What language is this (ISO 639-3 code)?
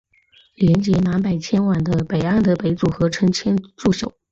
zho